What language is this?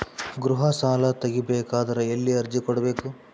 Kannada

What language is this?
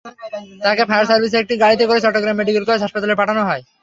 Bangla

